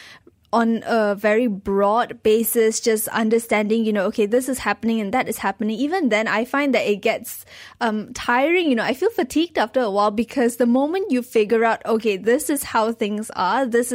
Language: English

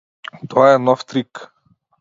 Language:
Macedonian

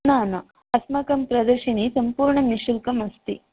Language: Sanskrit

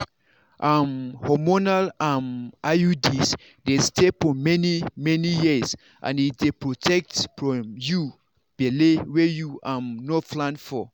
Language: Nigerian Pidgin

